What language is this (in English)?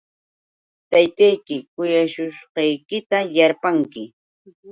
Yauyos Quechua